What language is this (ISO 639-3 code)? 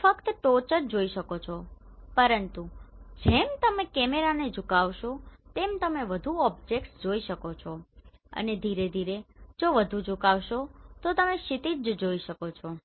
guj